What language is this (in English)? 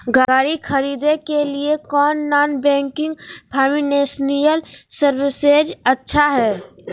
Magahi